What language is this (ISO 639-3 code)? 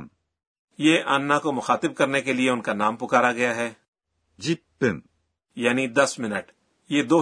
urd